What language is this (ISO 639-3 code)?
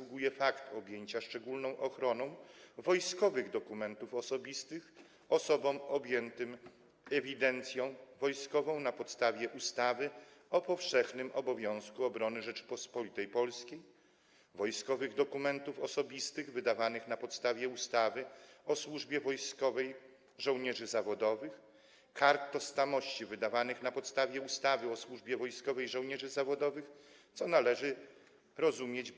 pol